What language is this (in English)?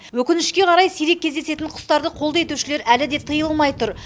Kazakh